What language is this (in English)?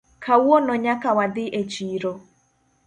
Luo (Kenya and Tanzania)